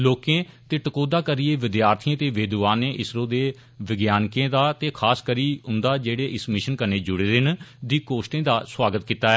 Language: Dogri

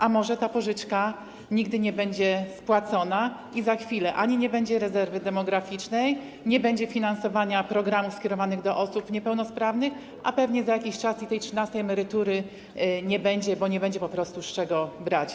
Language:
Polish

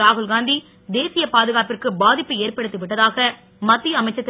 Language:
Tamil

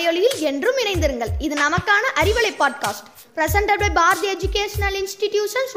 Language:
Tamil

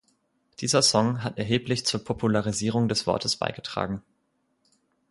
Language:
German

